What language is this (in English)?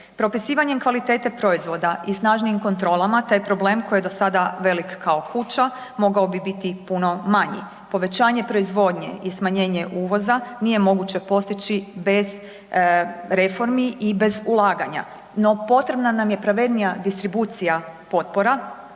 Croatian